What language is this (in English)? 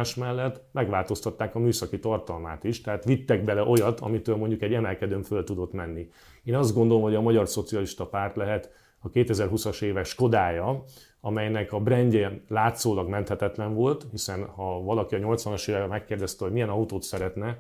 Hungarian